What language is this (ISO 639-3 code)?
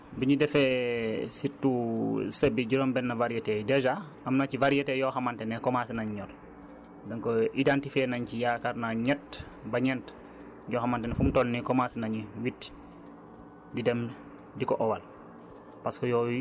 wol